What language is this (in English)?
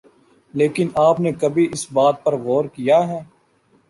Urdu